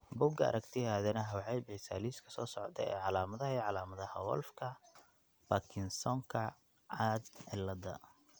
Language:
Somali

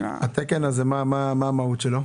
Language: Hebrew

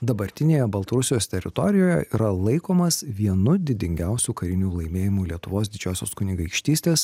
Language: Lithuanian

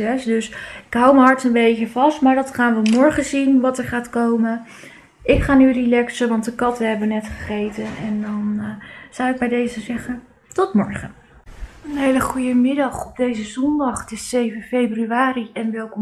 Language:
Dutch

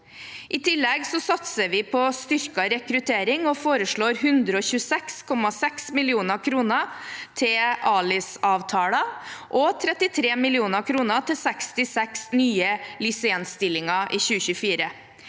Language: Norwegian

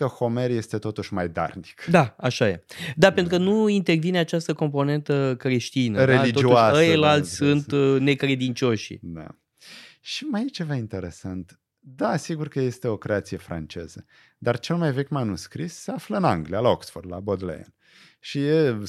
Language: Romanian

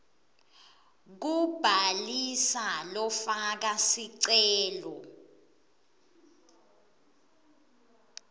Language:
Swati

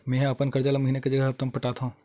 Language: Chhattisgarhi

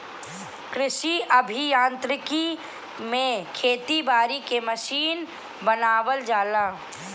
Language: Bhojpuri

